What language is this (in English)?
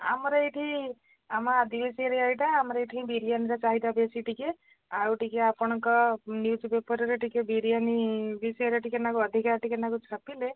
Odia